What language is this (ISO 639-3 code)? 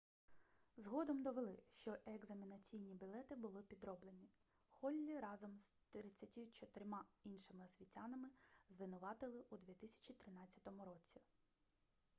ukr